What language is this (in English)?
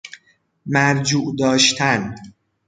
Persian